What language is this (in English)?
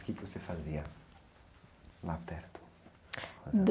Portuguese